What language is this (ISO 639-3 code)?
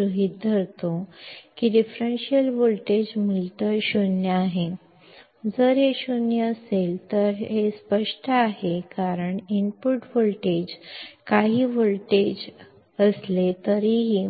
mar